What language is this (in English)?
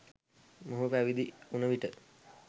Sinhala